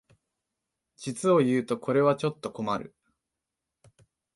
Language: Japanese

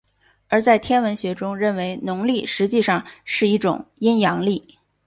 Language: Chinese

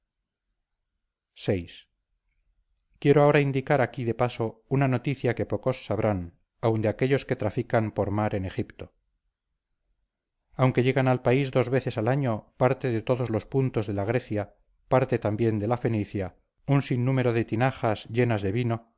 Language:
Spanish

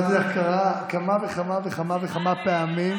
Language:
Hebrew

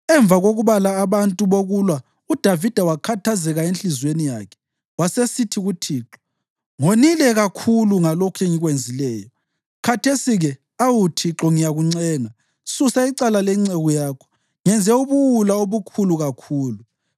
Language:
North Ndebele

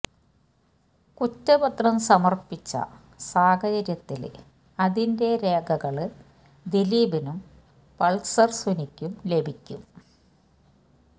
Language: Malayalam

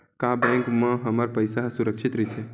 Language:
Chhattisgarhi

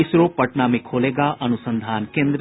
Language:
Hindi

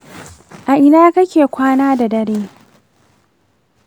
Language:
Hausa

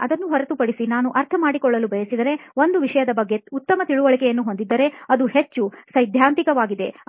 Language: Kannada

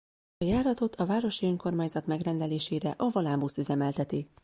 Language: Hungarian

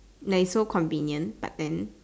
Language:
English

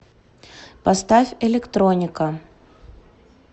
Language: Russian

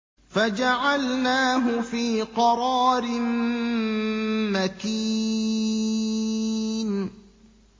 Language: Arabic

